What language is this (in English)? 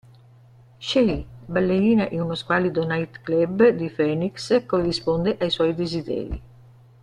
Italian